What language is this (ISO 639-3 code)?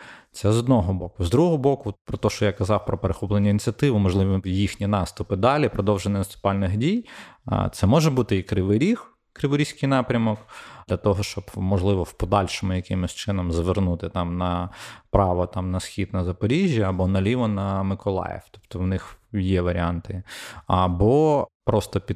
ukr